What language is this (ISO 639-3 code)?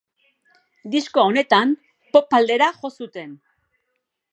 eus